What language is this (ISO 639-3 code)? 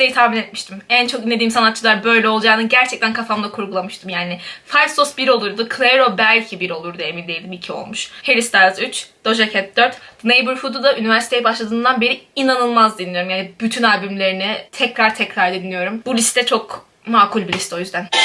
tur